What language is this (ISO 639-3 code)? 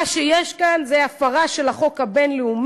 heb